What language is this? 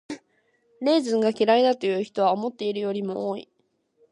Japanese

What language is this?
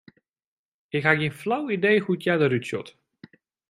Western Frisian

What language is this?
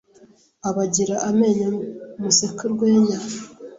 Kinyarwanda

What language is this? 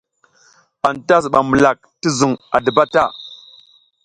South Giziga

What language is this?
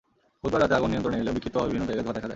Bangla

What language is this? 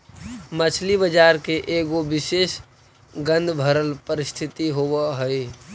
Magahi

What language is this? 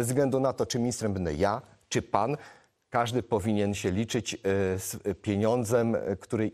Polish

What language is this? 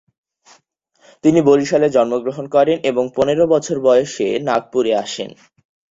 Bangla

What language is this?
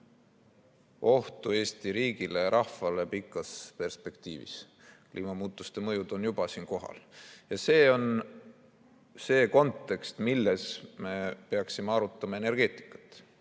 Estonian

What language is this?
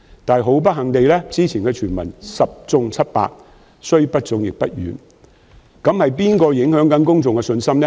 Cantonese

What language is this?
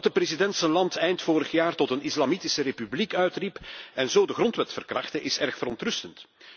Dutch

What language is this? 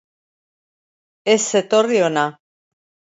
Basque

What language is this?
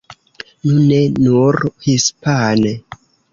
Esperanto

